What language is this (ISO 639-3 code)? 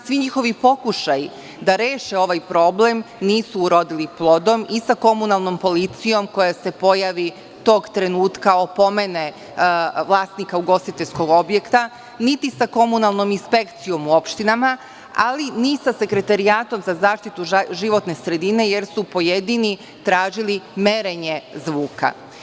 srp